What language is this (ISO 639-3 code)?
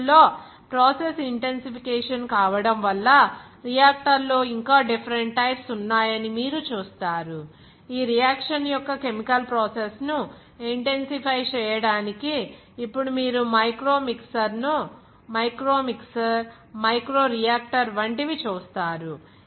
tel